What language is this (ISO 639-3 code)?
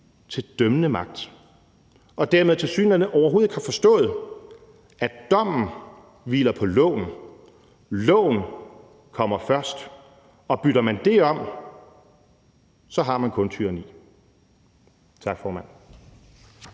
dan